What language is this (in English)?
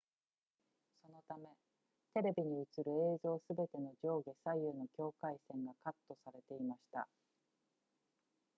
Japanese